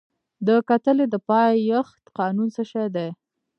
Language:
Pashto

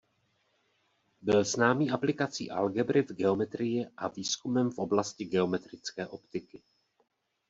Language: Czech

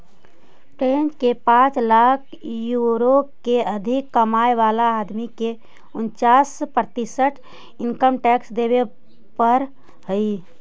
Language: Magahi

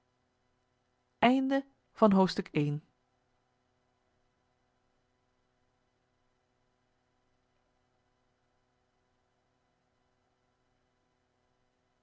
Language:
Dutch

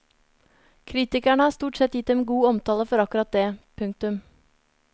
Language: Norwegian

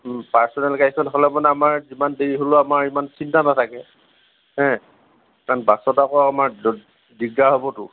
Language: Assamese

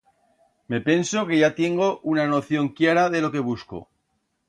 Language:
Aragonese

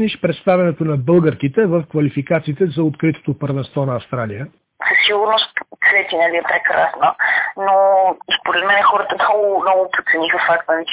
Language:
Bulgarian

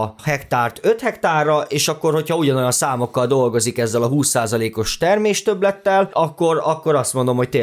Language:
Hungarian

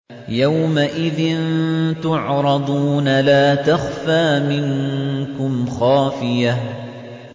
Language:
Arabic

